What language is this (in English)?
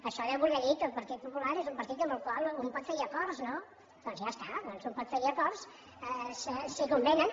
Catalan